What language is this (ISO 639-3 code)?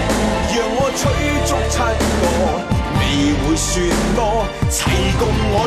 zho